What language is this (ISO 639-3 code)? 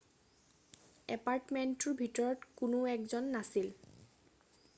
asm